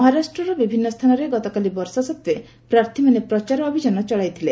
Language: Odia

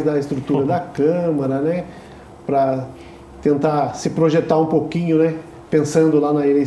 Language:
Portuguese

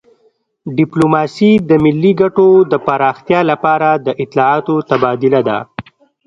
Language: Pashto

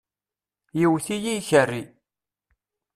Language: Kabyle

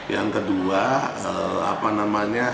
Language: Indonesian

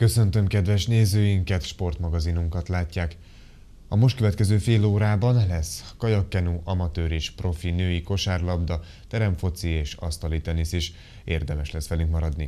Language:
Hungarian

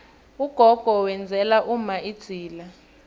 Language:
South Ndebele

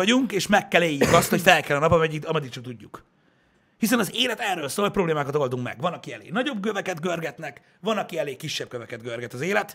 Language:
Hungarian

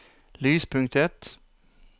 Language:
Norwegian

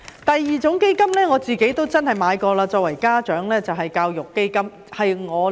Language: Cantonese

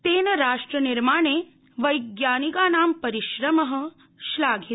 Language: Sanskrit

